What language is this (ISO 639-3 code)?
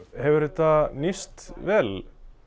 isl